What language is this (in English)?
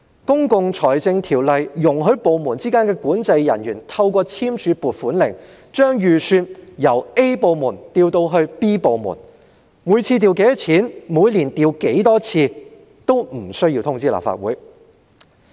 Cantonese